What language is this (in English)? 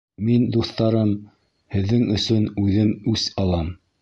Bashkir